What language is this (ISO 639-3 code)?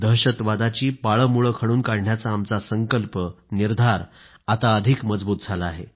mar